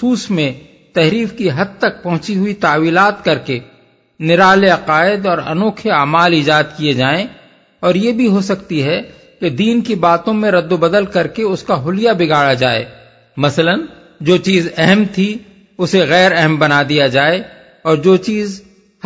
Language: Urdu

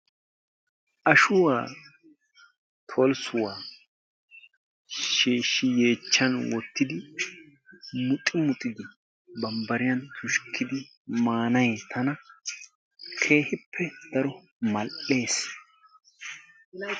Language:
Wolaytta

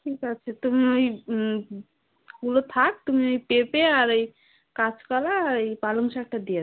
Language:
Bangla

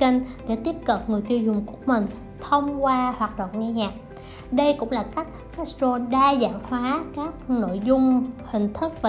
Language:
Vietnamese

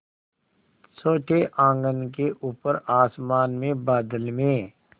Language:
Hindi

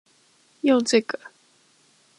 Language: Chinese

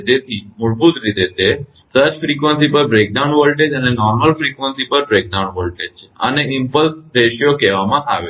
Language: Gujarati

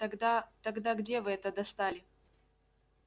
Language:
Russian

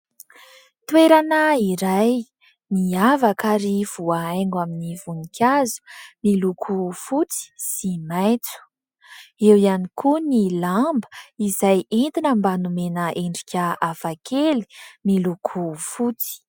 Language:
Malagasy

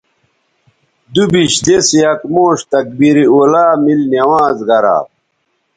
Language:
Bateri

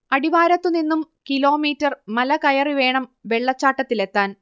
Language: Malayalam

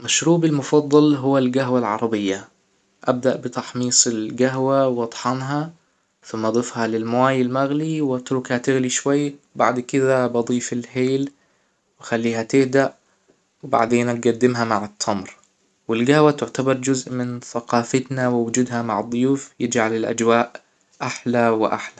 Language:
Hijazi Arabic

